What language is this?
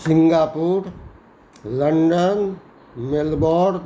Maithili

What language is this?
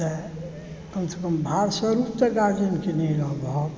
Maithili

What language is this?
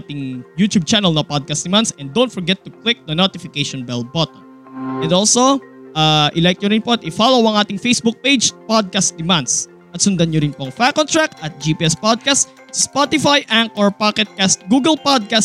Filipino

